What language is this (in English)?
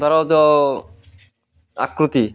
Odia